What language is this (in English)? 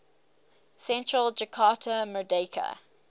English